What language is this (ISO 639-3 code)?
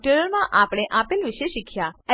guj